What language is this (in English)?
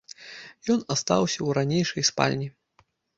Belarusian